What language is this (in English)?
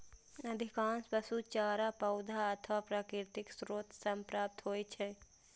Maithili